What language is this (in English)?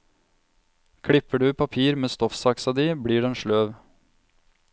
Norwegian